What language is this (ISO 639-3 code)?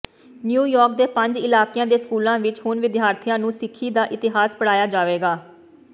pan